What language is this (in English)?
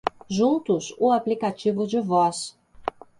Portuguese